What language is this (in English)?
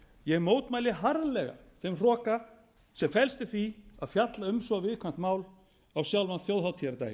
Icelandic